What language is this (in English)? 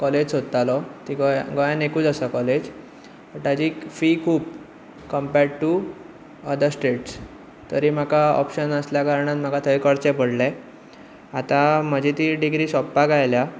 Konkani